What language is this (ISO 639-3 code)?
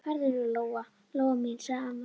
isl